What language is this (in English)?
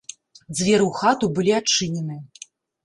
Belarusian